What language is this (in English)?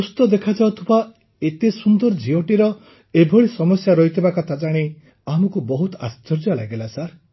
Odia